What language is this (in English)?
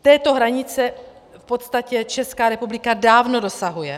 Czech